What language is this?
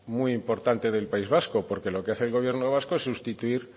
Spanish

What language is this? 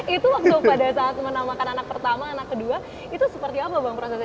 Indonesian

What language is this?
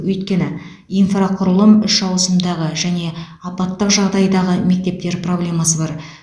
Kazakh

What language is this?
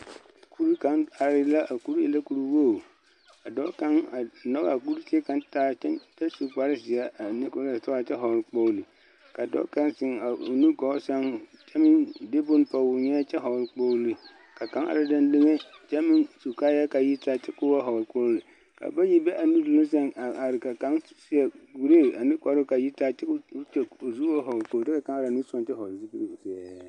Southern Dagaare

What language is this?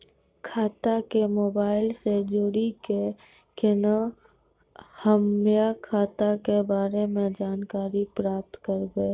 Maithili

